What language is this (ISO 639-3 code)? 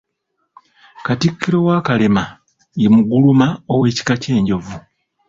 lug